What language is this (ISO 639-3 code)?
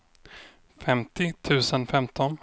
swe